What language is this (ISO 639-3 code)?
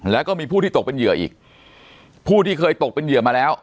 tha